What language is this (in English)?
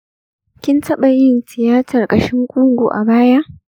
Hausa